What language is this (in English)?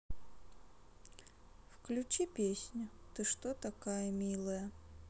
Russian